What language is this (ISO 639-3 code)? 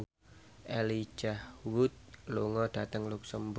jav